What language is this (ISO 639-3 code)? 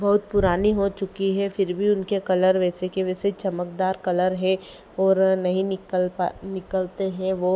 hin